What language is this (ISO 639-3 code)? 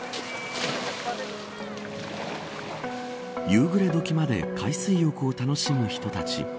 jpn